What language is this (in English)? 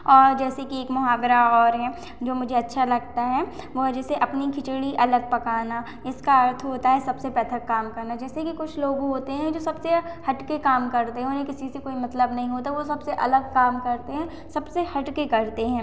Hindi